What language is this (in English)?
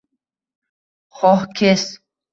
Uzbek